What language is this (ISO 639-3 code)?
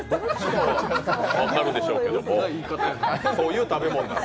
jpn